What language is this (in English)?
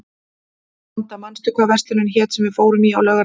Icelandic